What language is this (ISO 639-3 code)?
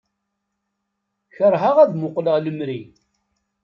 kab